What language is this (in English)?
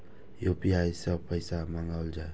Maithili